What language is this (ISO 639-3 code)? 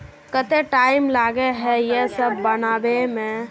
mag